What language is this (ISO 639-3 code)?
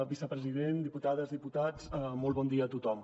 cat